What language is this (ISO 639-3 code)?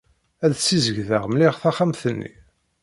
kab